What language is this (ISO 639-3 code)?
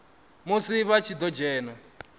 ven